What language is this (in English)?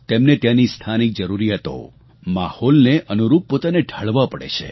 Gujarati